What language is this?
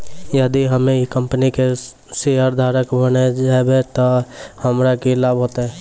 Maithili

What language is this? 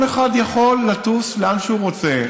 Hebrew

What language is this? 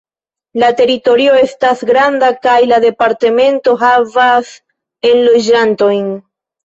Esperanto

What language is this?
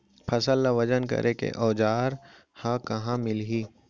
Chhattisgarhi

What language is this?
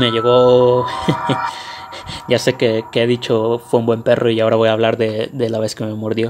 Spanish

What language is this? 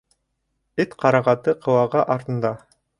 Bashkir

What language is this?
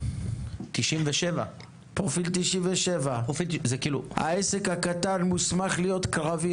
Hebrew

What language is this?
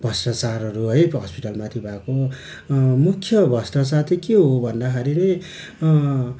Nepali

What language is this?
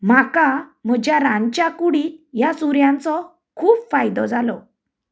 Konkani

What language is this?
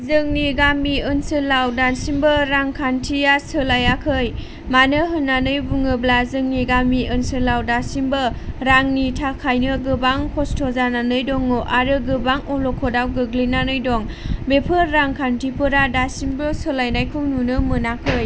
Bodo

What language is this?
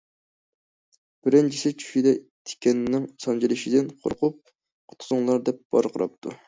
Uyghur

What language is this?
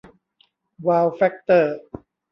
Thai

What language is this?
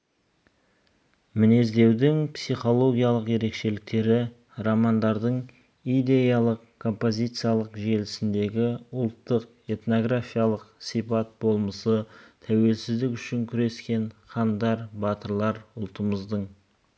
Kazakh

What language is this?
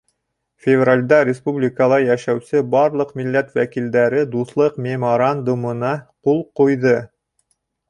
Bashkir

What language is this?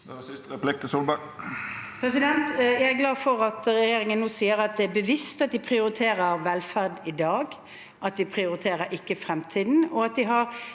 Norwegian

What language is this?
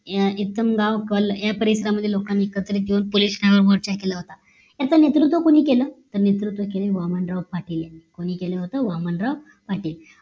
Marathi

